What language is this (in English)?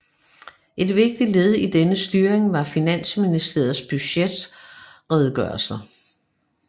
Danish